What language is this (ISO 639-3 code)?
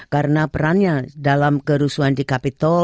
ind